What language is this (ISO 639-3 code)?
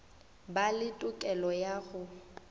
nso